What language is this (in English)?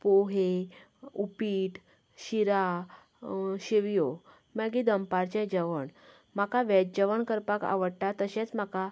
Konkani